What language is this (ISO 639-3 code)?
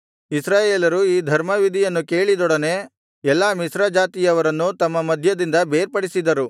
kan